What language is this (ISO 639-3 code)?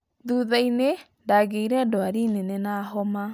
kik